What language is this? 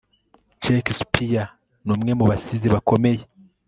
Kinyarwanda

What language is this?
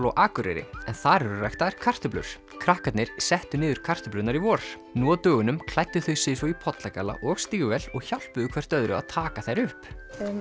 Icelandic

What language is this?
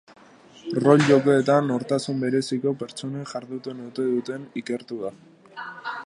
Basque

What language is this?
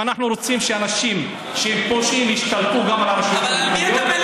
Hebrew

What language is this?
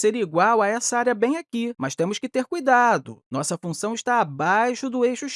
Portuguese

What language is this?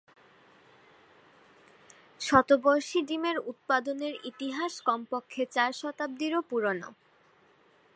Bangla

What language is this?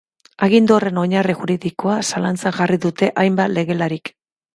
Basque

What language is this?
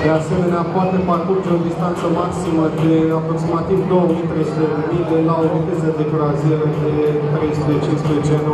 Romanian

